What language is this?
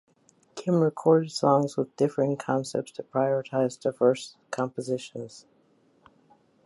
English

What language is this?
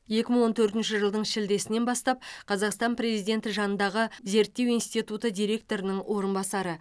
Kazakh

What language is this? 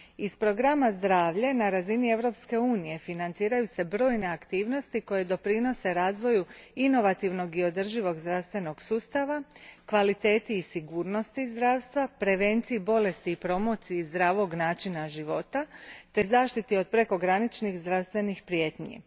Croatian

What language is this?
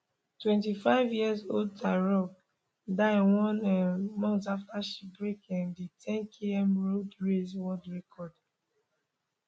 Nigerian Pidgin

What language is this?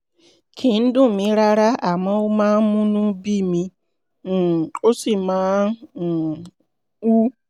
Yoruba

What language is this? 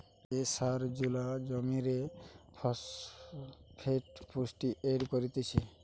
Bangla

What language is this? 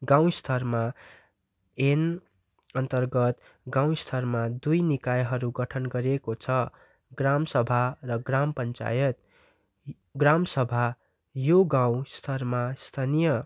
Nepali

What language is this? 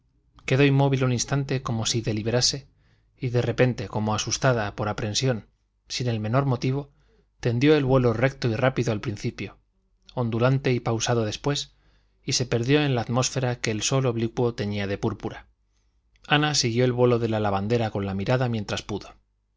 Spanish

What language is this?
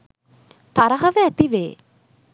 Sinhala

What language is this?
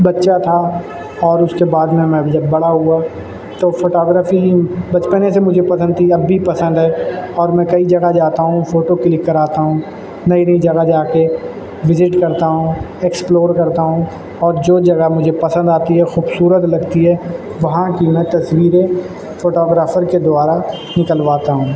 Urdu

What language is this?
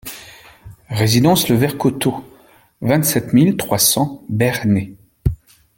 French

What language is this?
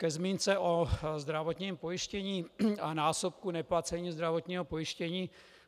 Czech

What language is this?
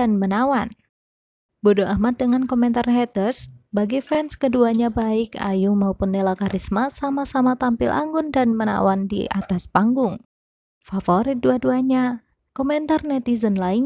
Indonesian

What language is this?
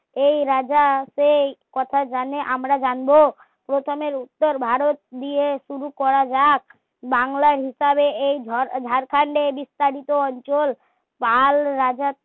Bangla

